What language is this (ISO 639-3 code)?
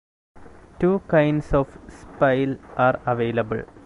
eng